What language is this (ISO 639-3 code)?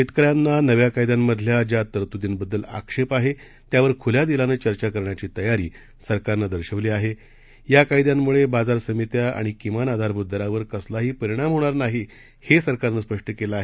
mar